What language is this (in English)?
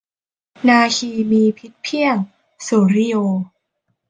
Thai